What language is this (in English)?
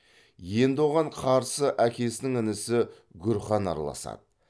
Kazakh